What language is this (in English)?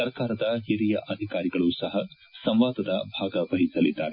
Kannada